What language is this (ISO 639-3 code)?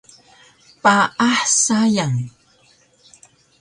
trv